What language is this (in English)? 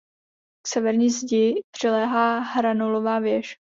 Czech